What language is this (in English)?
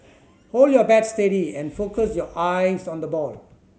English